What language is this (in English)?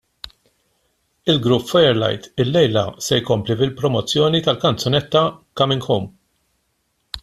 Maltese